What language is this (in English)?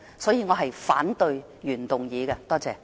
Cantonese